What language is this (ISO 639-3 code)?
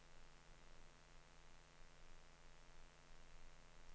nor